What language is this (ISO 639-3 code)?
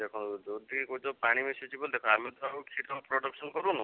ori